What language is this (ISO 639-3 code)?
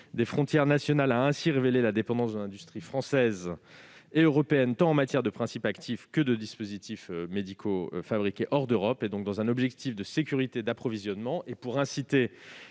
fra